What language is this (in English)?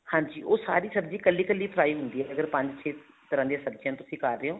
Punjabi